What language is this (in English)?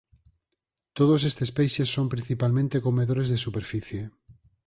Galician